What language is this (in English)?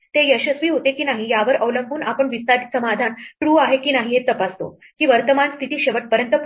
Marathi